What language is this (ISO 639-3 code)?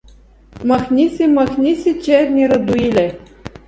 bul